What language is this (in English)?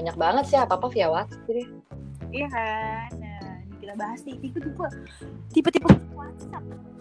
Indonesian